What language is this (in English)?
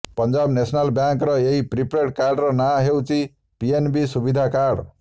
Odia